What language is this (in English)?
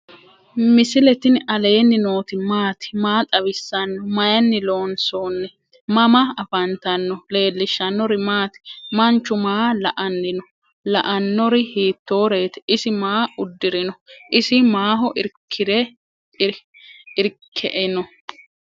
Sidamo